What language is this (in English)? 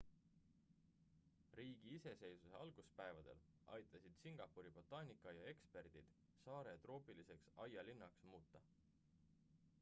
Estonian